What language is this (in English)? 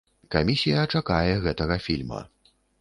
Belarusian